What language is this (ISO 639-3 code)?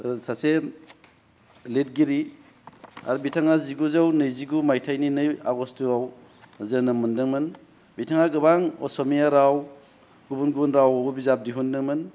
brx